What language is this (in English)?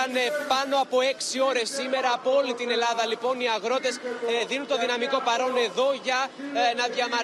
Greek